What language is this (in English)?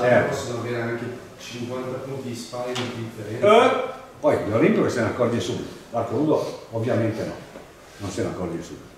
Italian